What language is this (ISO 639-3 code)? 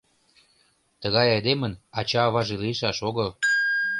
chm